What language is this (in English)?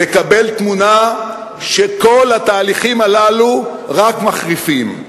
Hebrew